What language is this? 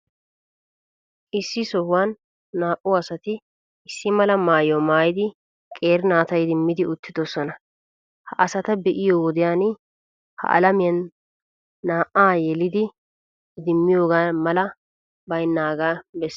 Wolaytta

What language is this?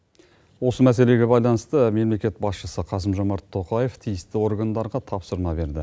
Kazakh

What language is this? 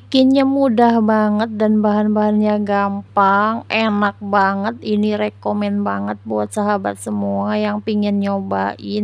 Indonesian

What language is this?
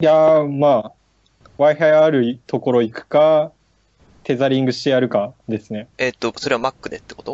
Japanese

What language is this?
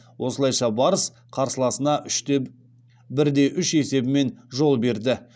Kazakh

